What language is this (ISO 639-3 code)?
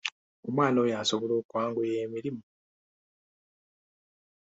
lug